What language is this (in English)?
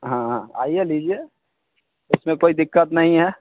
Hindi